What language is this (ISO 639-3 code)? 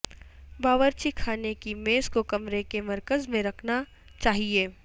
urd